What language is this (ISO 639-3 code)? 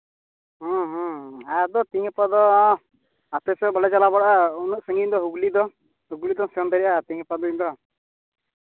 sat